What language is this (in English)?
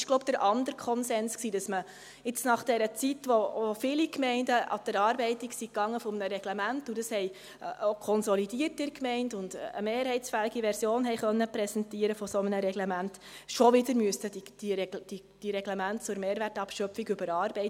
Swiss German